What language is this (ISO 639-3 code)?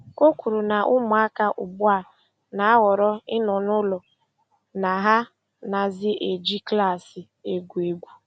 ibo